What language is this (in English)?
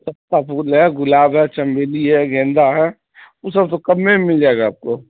Urdu